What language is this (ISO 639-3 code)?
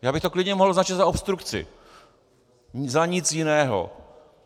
ces